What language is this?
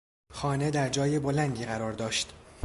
Persian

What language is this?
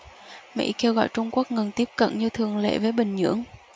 Vietnamese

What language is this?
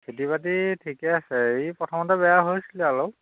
Assamese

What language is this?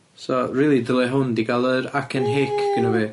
Welsh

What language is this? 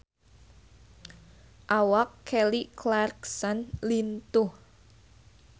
Sundanese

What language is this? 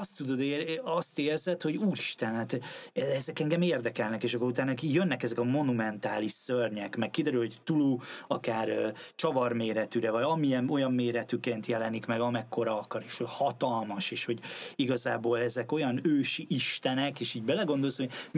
Hungarian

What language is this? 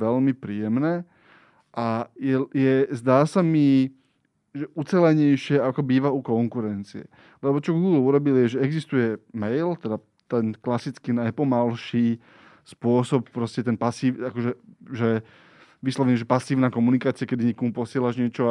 Slovak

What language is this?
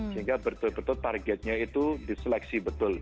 Indonesian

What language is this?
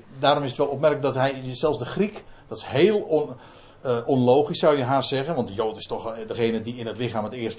Dutch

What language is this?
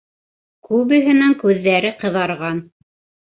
Bashkir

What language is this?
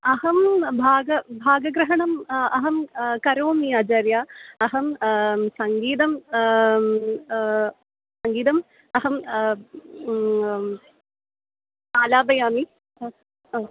Sanskrit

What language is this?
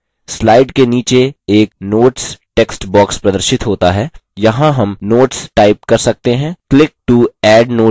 Hindi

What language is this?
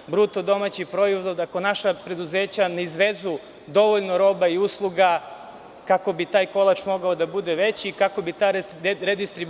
Serbian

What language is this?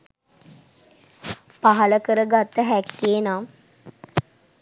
Sinhala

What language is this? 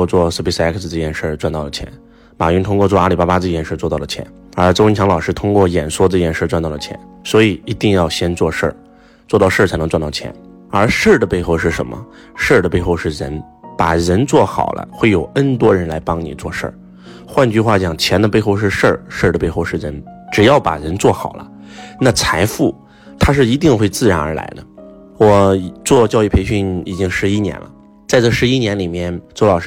Chinese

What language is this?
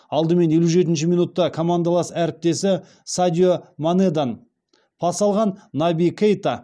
Kazakh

